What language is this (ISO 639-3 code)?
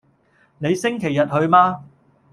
yue